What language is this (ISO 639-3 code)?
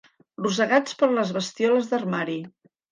cat